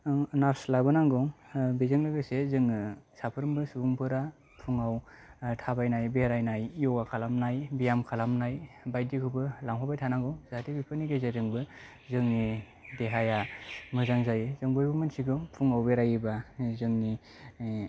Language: Bodo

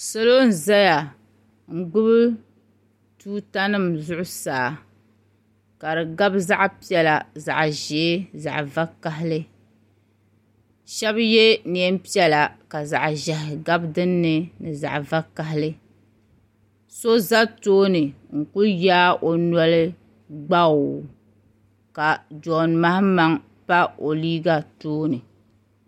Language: Dagbani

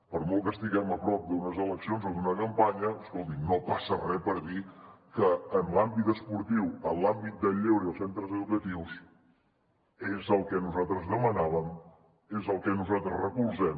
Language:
Catalan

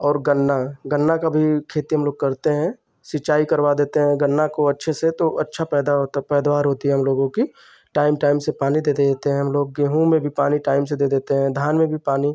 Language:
Hindi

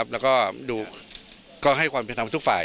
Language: Thai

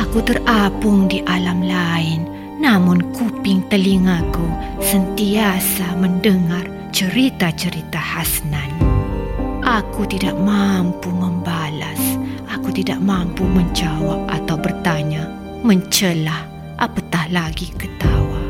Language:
Malay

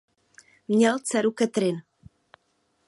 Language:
Czech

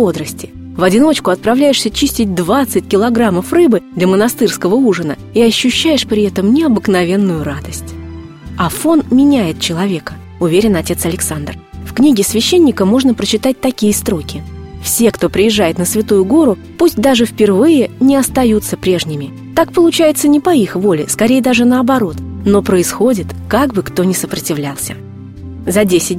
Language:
Russian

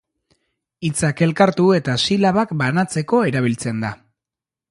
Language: Basque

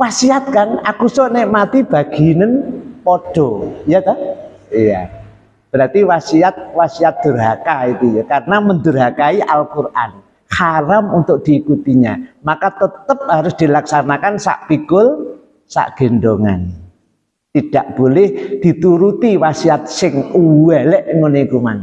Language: Indonesian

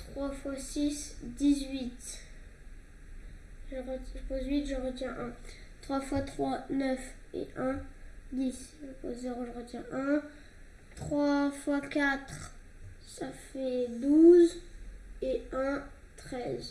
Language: French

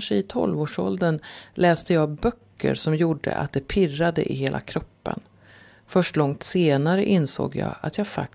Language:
Swedish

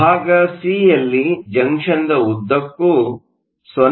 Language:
Kannada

